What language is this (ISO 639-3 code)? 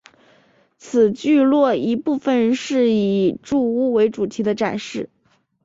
zho